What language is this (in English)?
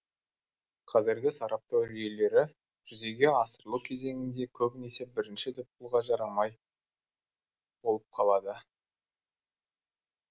Kazakh